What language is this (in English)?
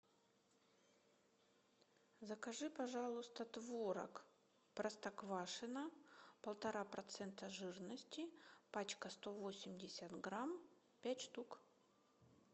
Russian